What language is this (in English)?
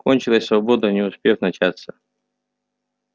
Russian